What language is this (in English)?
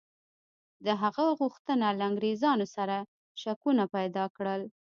Pashto